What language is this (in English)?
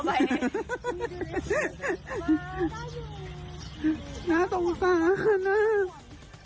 Thai